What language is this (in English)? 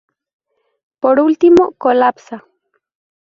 Spanish